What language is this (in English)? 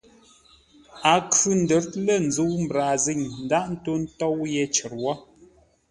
Ngombale